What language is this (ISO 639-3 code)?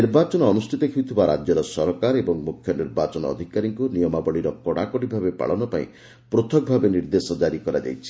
ori